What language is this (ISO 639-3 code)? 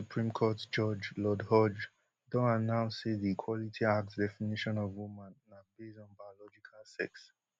pcm